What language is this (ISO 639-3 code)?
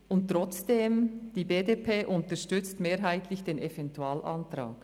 gsw